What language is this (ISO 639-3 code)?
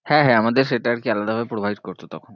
ben